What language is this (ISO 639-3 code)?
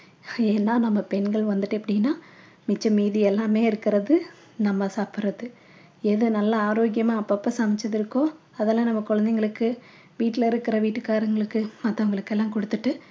tam